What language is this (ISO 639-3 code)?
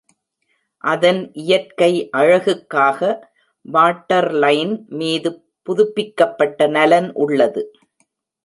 tam